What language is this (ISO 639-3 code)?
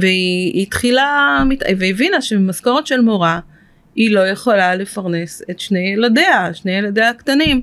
heb